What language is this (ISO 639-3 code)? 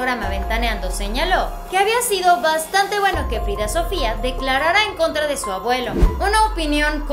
spa